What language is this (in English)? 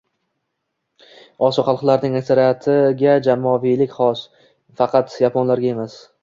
Uzbek